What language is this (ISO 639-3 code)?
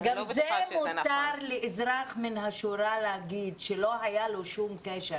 heb